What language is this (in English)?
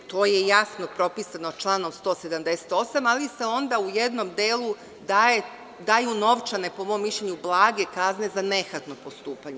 Serbian